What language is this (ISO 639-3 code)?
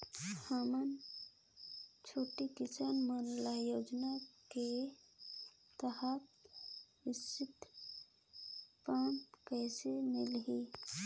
hne